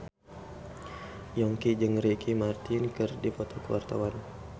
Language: Sundanese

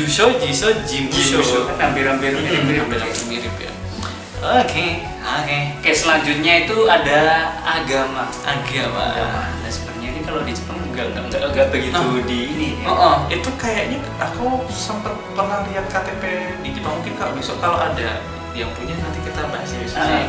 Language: Indonesian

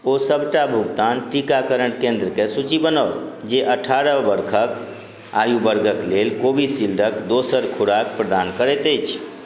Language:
Maithili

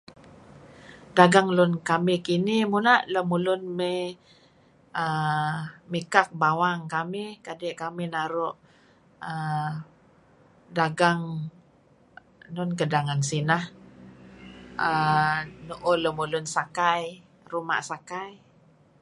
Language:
Kelabit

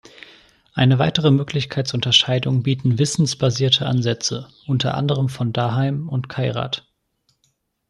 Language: German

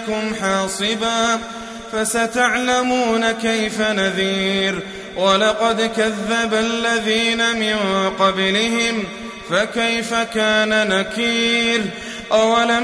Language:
Arabic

